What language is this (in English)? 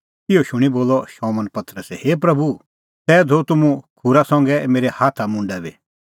Kullu Pahari